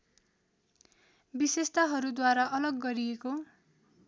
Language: Nepali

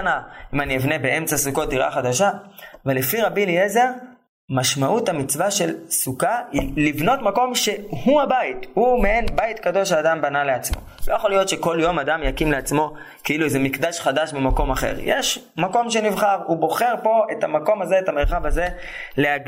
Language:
Hebrew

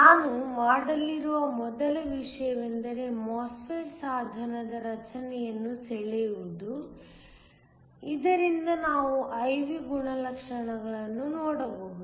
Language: Kannada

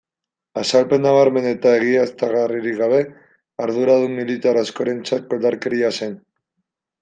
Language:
Basque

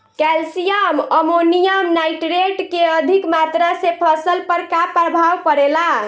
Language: Bhojpuri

